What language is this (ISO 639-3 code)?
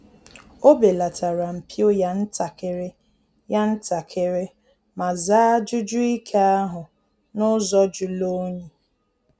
ibo